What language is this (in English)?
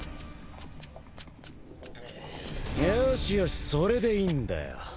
Japanese